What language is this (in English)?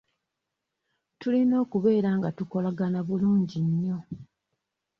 Ganda